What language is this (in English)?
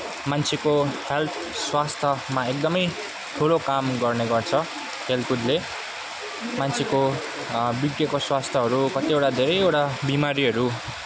Nepali